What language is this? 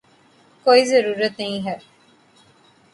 Urdu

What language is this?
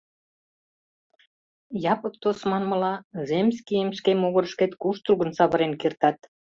Mari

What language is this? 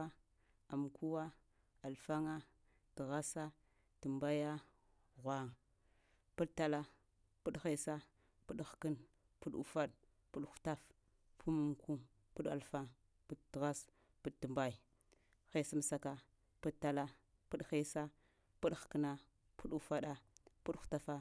Lamang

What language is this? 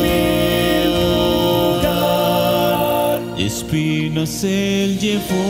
Romanian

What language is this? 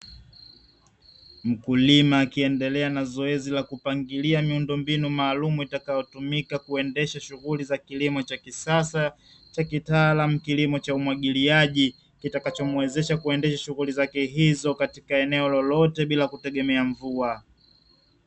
Swahili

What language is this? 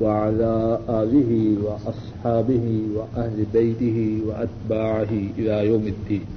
Urdu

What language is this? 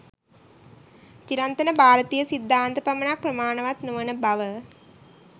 Sinhala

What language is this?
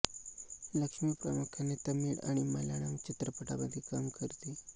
Marathi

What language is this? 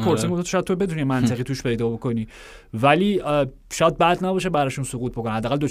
Persian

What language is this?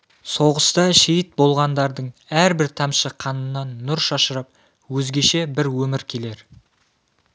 Kazakh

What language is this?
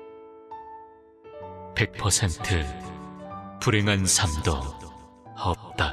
Korean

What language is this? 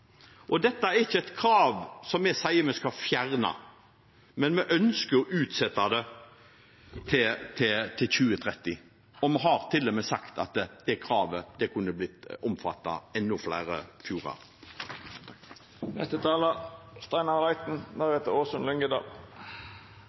Norwegian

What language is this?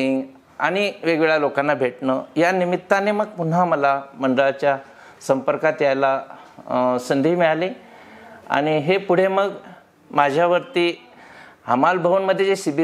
Marathi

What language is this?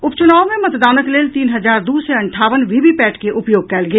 Maithili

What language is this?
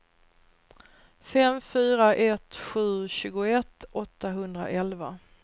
Swedish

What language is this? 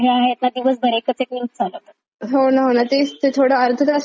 Marathi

